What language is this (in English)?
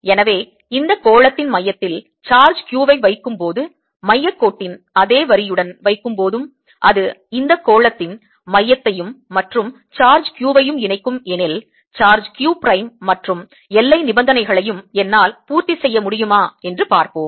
Tamil